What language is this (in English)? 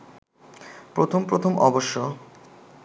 Bangla